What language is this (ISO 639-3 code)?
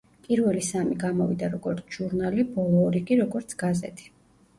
kat